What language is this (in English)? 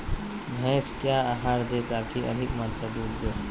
Magahi